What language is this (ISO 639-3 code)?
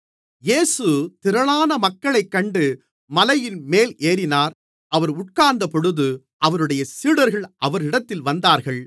tam